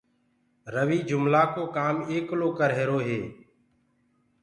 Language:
Gurgula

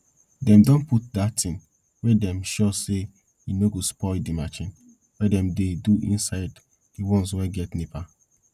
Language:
Nigerian Pidgin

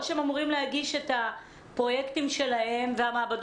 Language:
Hebrew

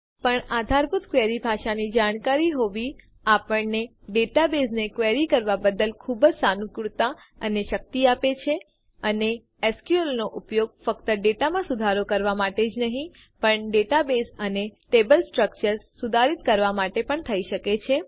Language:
Gujarati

